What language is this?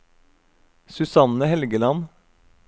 Norwegian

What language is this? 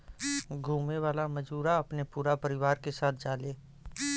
Bhojpuri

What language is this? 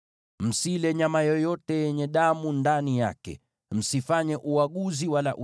Swahili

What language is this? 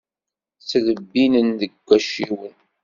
Kabyle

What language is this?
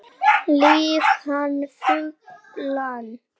Icelandic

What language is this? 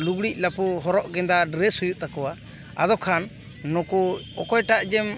Santali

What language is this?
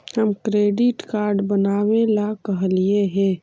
Magahi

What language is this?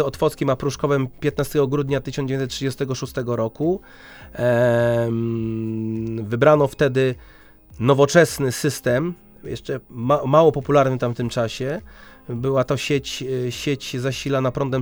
Polish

